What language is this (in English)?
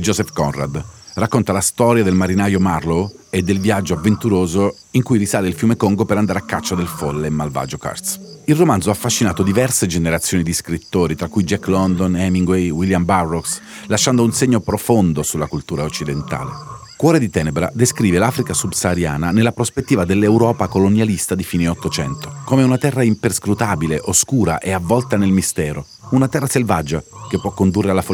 Italian